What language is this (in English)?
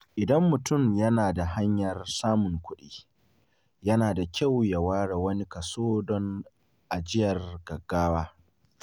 Hausa